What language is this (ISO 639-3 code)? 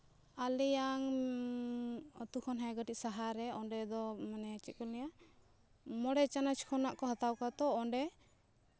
sat